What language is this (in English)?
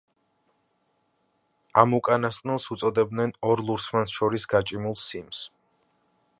Georgian